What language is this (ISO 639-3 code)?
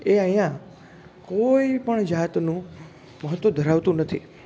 guj